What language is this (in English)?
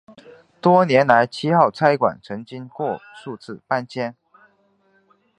Chinese